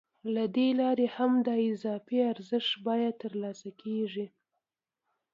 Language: Pashto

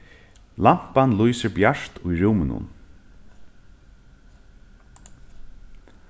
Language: Faroese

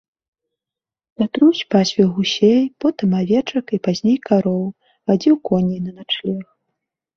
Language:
Belarusian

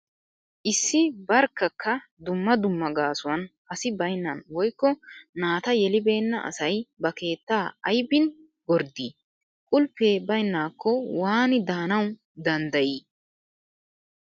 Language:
Wolaytta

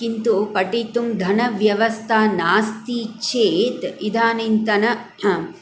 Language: Sanskrit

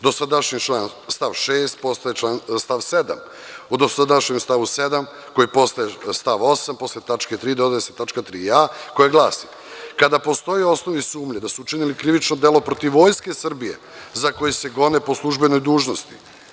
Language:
Serbian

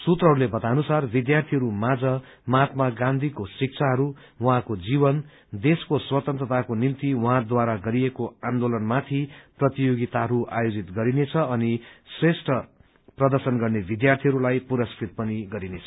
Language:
Nepali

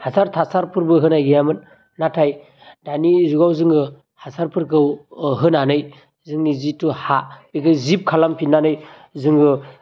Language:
Bodo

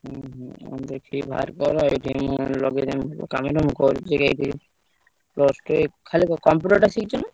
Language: Odia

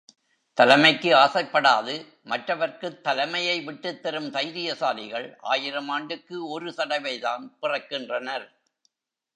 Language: Tamil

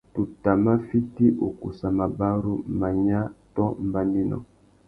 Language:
Tuki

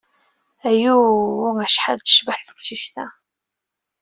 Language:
Kabyle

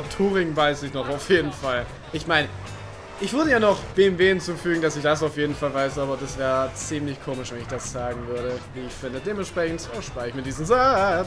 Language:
German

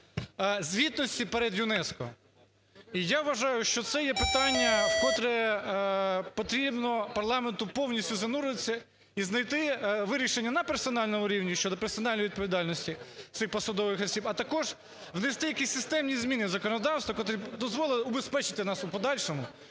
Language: Ukrainian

